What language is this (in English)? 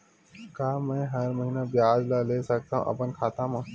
Chhattisgarhi